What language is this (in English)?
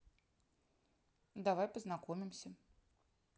Russian